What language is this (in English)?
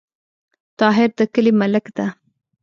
Pashto